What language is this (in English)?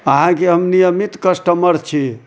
Maithili